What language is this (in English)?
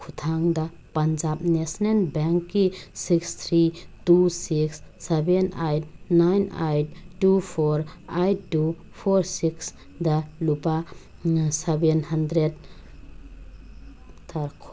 Manipuri